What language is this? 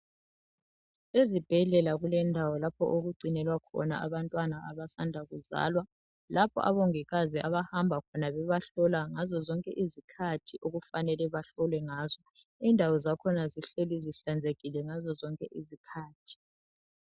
North Ndebele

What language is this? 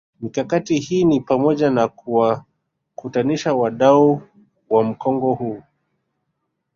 Swahili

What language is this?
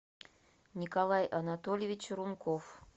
Russian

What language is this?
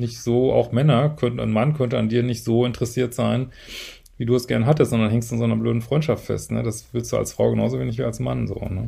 German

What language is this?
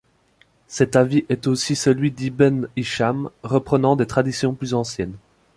French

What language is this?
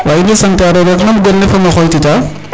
Serer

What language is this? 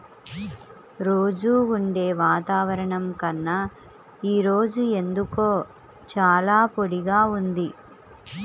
Telugu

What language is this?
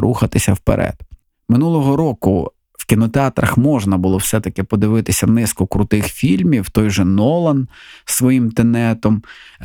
Ukrainian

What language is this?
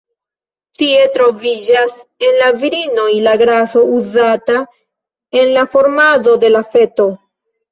Esperanto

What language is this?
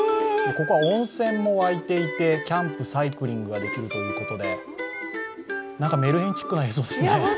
Japanese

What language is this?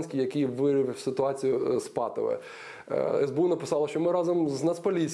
Ukrainian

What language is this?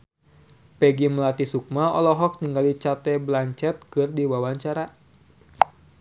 Sundanese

